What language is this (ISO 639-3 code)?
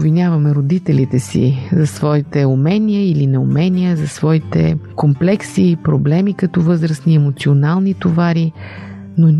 bul